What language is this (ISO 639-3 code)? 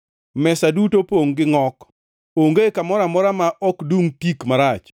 luo